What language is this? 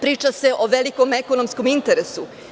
Serbian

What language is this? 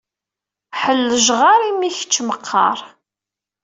Kabyle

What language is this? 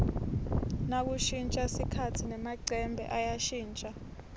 Swati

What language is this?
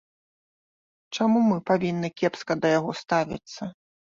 Belarusian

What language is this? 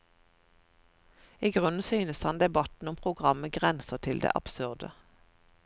Norwegian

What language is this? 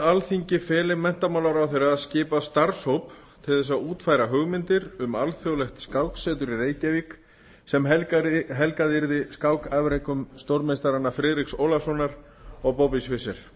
Icelandic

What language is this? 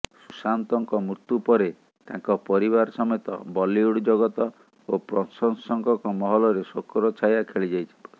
Odia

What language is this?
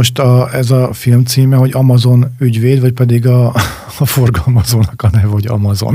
Hungarian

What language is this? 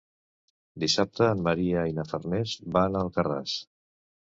Catalan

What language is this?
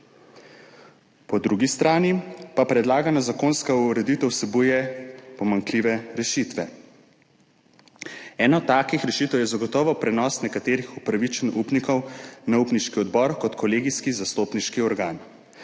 Slovenian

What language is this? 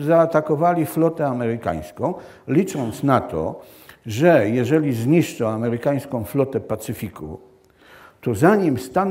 Polish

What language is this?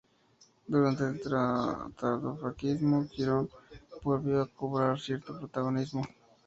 Spanish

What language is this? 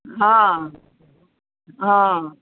Gujarati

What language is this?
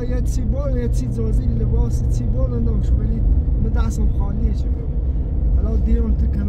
Persian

